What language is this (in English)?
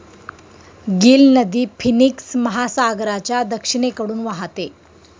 Marathi